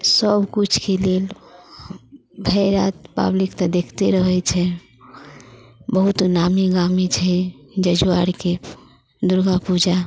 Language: Maithili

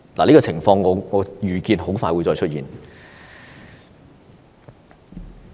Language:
Cantonese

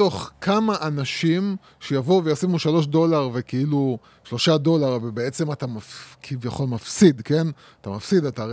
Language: Hebrew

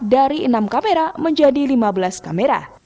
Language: Indonesian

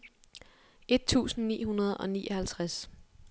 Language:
Danish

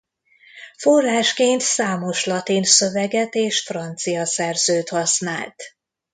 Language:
Hungarian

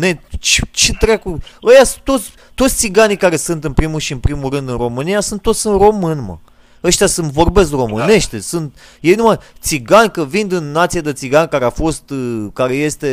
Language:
Romanian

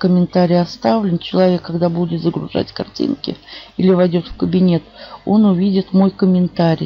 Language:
Russian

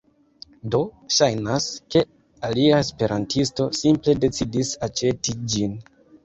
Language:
Esperanto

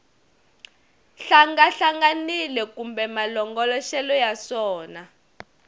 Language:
Tsonga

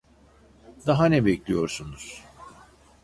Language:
Turkish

